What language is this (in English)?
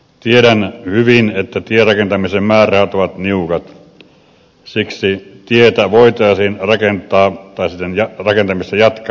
Finnish